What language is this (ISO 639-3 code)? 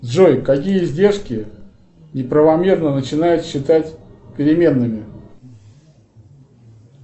rus